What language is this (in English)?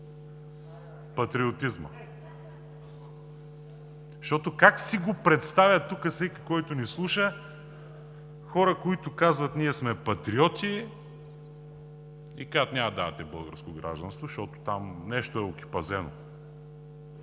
Bulgarian